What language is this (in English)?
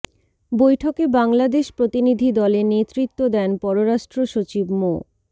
Bangla